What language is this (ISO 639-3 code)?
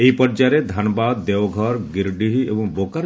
ori